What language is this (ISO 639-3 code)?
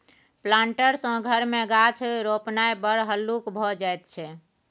mai